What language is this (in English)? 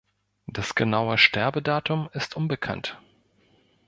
German